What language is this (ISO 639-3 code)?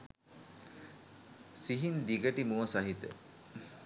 sin